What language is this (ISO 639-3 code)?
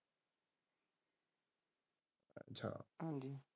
pan